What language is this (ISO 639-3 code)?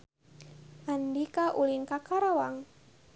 sun